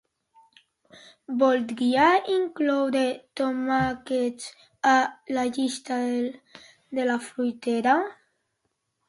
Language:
Catalan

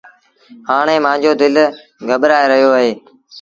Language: Sindhi Bhil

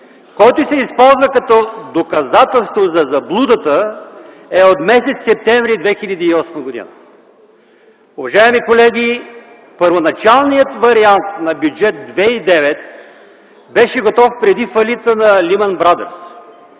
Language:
Bulgarian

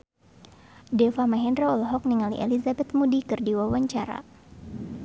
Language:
Sundanese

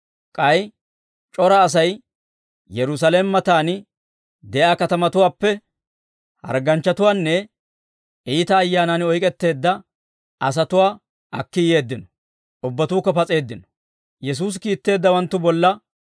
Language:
Dawro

